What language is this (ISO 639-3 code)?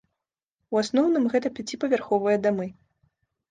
bel